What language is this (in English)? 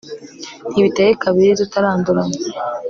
Kinyarwanda